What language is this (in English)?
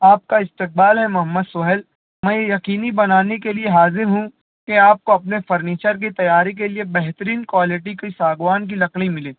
Urdu